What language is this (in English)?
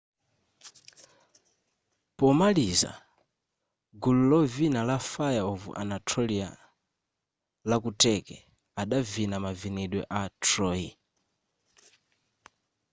Nyanja